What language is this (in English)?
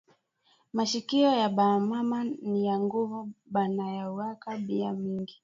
Swahili